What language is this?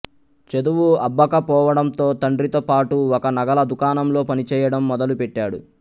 Telugu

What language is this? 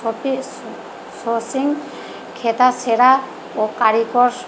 Bangla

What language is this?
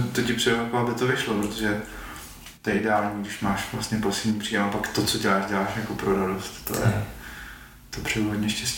Czech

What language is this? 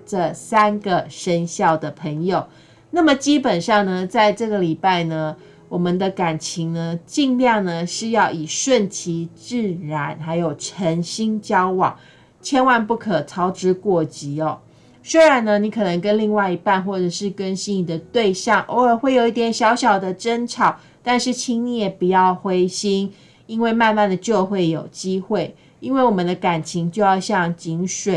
Chinese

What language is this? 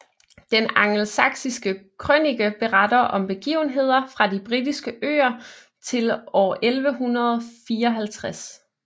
Danish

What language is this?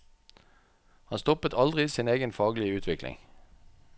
Norwegian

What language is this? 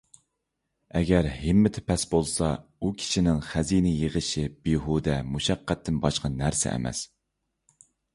Uyghur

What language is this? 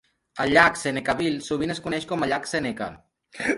Catalan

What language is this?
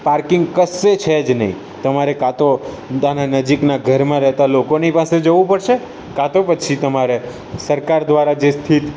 Gujarati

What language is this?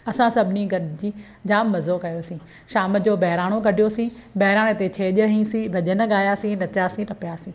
Sindhi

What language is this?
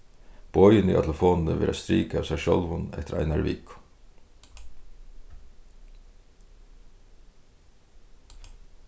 Faroese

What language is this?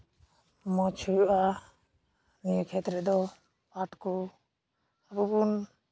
Santali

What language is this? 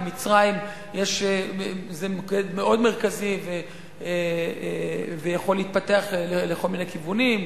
Hebrew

